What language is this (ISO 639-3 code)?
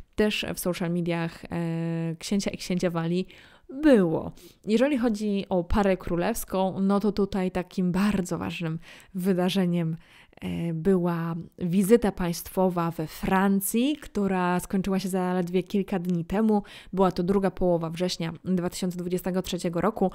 pol